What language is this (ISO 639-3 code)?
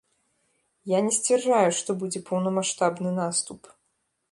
bel